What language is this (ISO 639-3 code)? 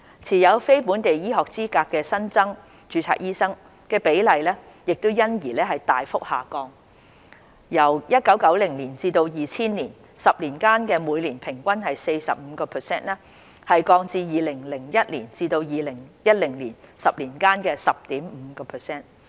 yue